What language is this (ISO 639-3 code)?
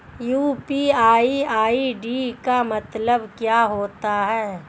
hin